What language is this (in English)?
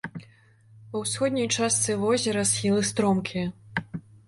Belarusian